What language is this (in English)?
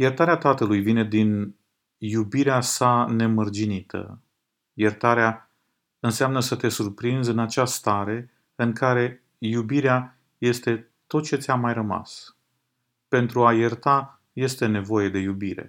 Romanian